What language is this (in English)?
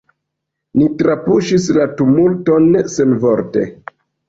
Esperanto